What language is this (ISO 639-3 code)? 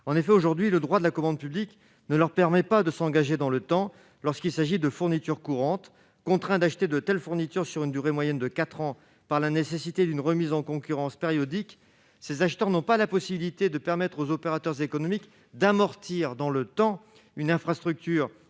fra